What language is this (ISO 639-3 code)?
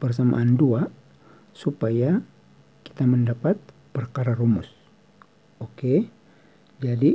ind